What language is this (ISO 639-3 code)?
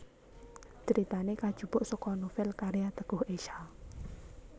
jav